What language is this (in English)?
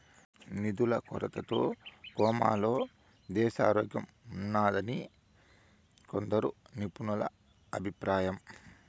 Telugu